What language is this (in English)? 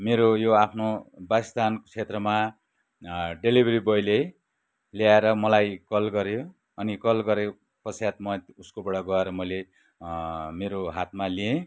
Nepali